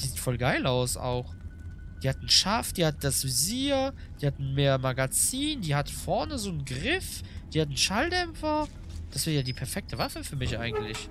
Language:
German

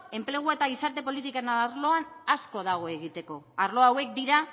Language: Basque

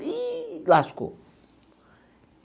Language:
Portuguese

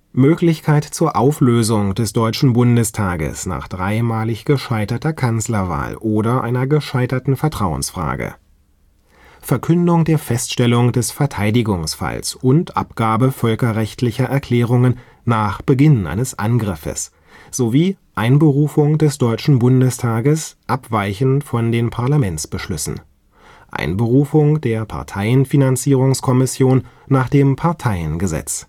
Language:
German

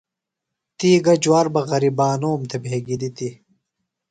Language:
Phalura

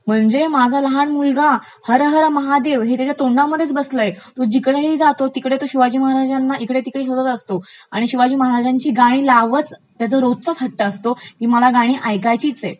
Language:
Marathi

